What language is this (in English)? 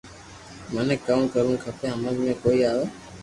Loarki